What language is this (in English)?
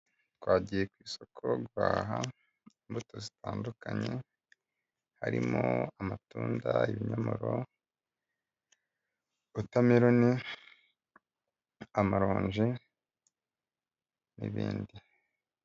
Kinyarwanda